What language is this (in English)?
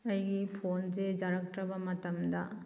Manipuri